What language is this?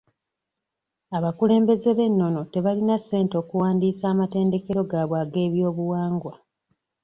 Ganda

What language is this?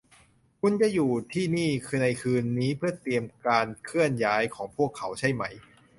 Thai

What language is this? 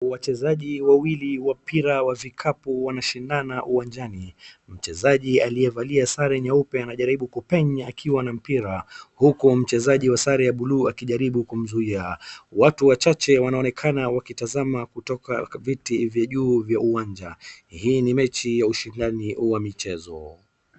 Swahili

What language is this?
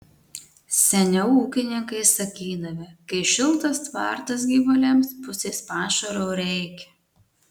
Lithuanian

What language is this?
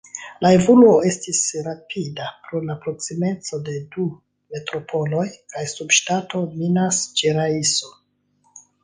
Esperanto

